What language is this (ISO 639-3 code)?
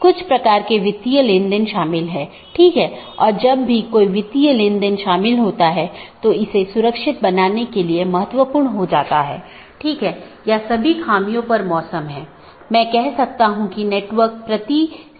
hin